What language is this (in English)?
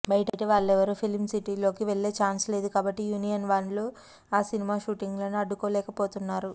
Telugu